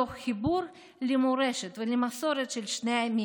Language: Hebrew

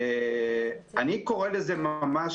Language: Hebrew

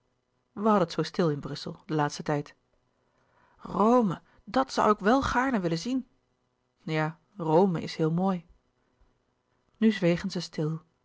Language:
Dutch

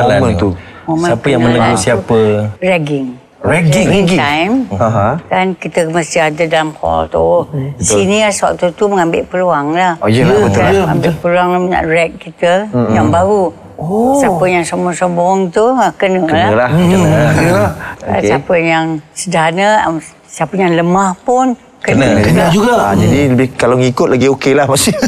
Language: Malay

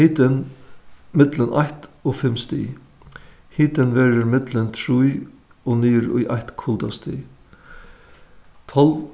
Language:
Faroese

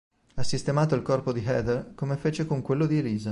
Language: Italian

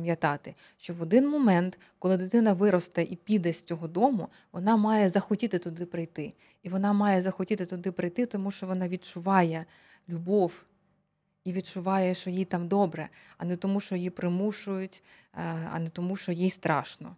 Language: Ukrainian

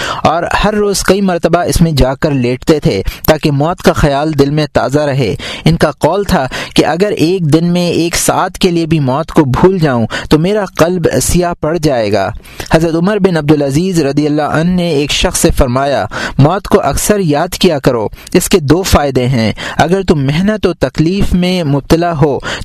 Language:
Urdu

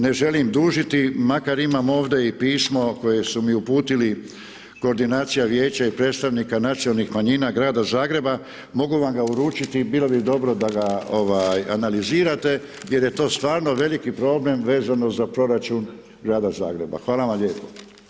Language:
Croatian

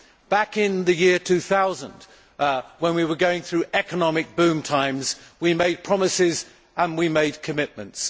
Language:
English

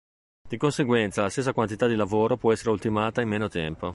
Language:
Italian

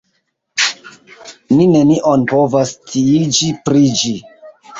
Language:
Esperanto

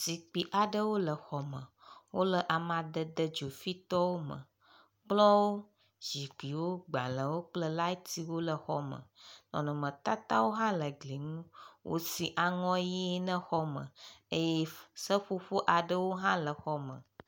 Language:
Ewe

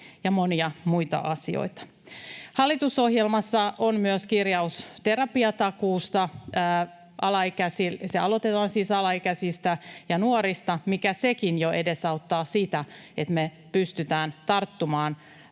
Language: Finnish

